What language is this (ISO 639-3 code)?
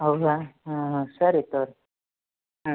kan